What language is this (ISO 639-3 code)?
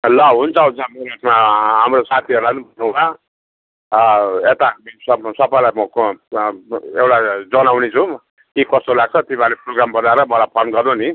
nep